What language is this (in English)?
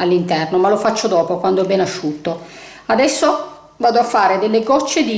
Italian